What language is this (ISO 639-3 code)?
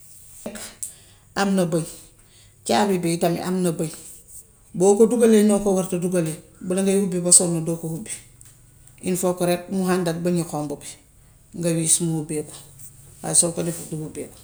wof